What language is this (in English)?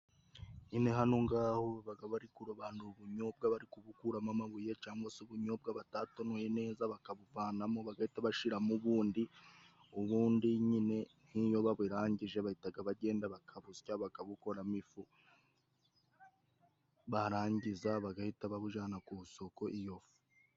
Kinyarwanda